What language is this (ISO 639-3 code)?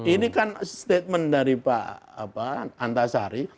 ind